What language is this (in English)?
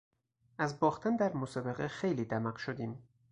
Persian